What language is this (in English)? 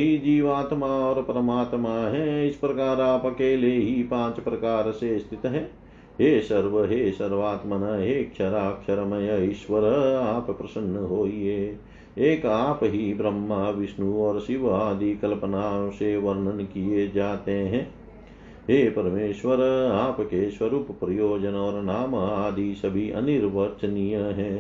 Hindi